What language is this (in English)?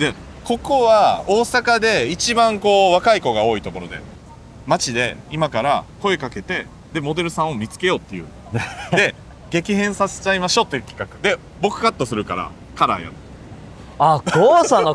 Japanese